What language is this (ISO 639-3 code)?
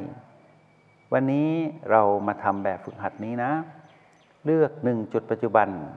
tha